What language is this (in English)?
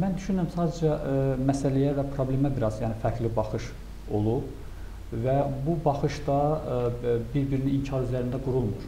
Turkish